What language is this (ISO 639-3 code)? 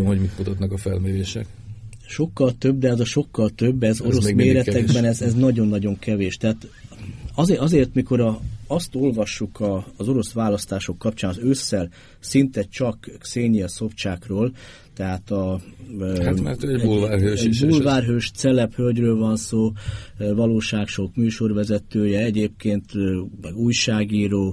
hun